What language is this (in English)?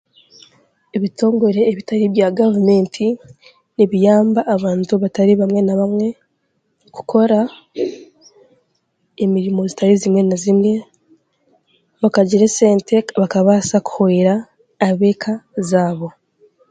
Chiga